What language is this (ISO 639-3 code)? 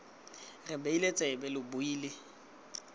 tsn